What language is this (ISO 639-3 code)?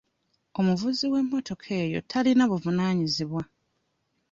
lug